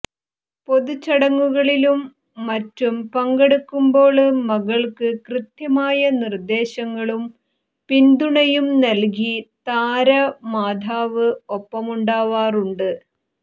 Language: Malayalam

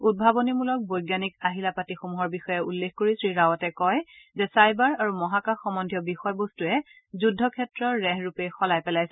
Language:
Assamese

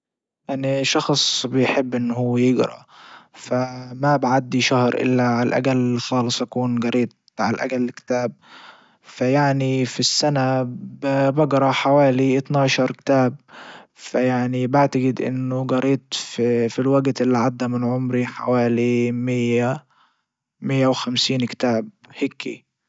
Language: Libyan Arabic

